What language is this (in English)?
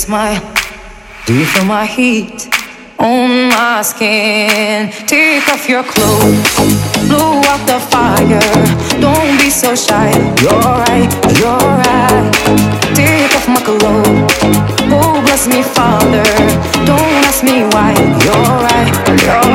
Hungarian